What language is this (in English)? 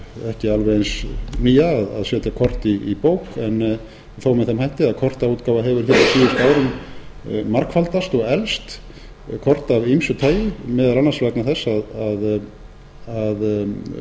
Icelandic